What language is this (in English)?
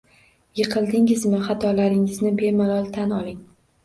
Uzbek